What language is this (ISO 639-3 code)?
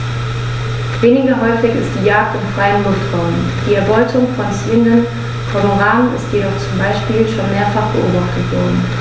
deu